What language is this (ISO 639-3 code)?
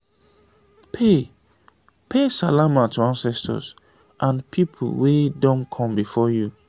pcm